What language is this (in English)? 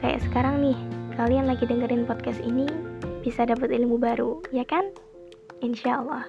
Indonesian